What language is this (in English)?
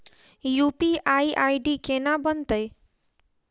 Maithili